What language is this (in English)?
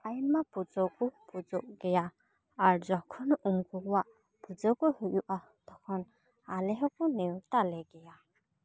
Santali